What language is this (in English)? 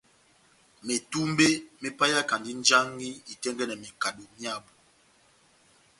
Batanga